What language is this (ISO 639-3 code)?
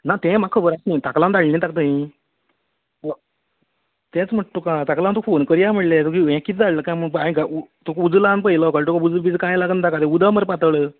kok